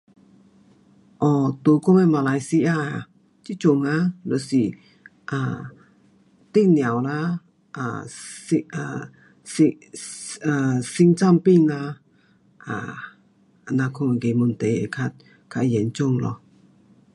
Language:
Pu-Xian Chinese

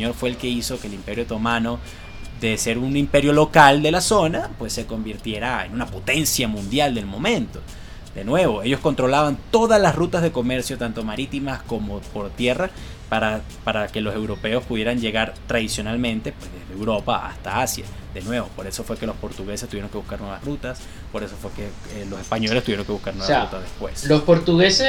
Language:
Spanish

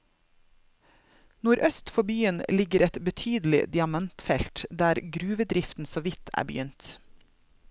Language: Norwegian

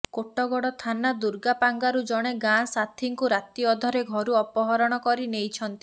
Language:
Odia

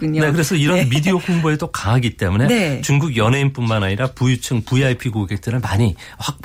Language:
Korean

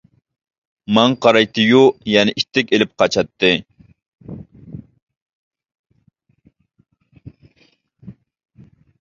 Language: Uyghur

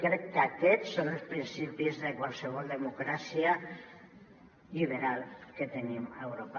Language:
Catalan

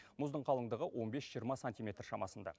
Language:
Kazakh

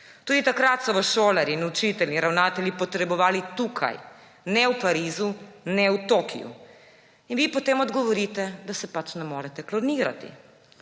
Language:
Slovenian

